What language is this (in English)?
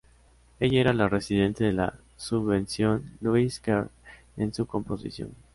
Spanish